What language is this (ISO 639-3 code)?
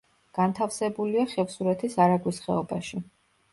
kat